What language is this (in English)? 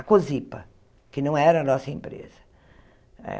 Portuguese